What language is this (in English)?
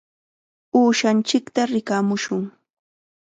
Chiquián Ancash Quechua